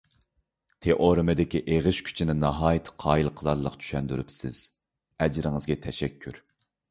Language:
Uyghur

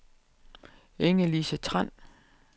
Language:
Danish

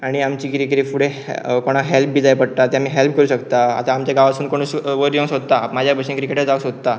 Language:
Konkani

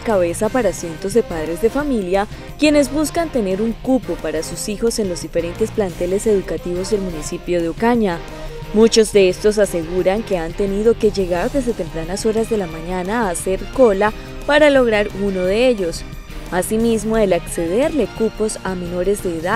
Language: Spanish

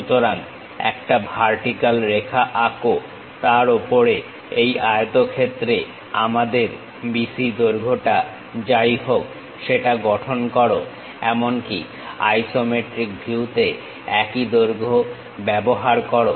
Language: Bangla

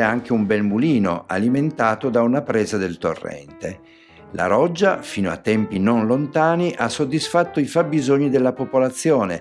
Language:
Italian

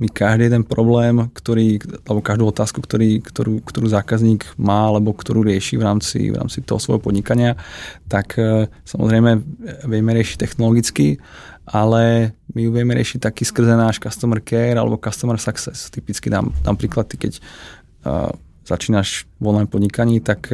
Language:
Czech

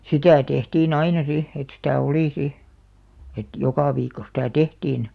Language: Finnish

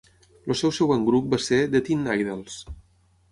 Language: Catalan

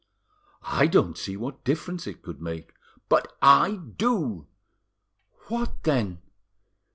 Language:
English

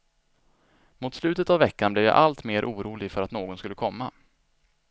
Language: Swedish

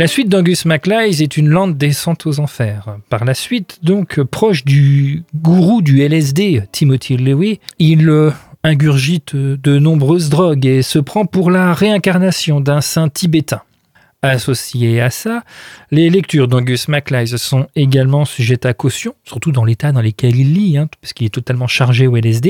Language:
French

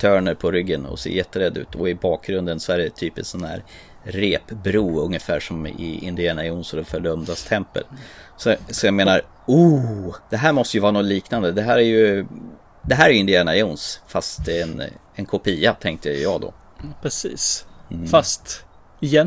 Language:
Swedish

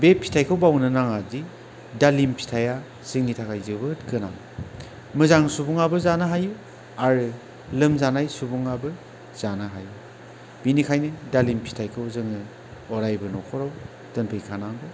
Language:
Bodo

